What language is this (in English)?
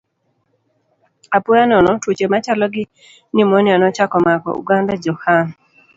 Luo (Kenya and Tanzania)